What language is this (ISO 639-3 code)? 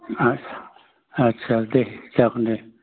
brx